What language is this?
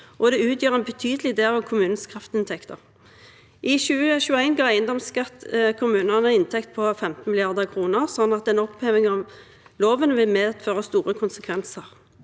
Norwegian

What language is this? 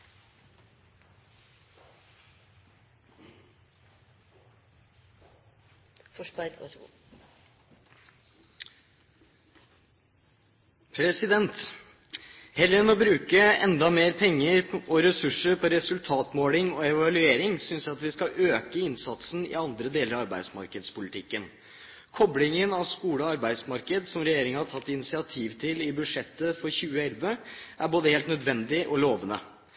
Norwegian Bokmål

